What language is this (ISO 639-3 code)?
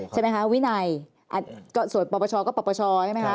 tha